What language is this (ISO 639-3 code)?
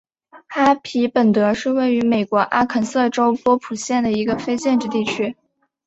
zho